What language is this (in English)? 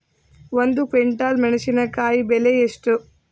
Kannada